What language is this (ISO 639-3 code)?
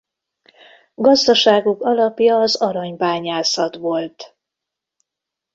hun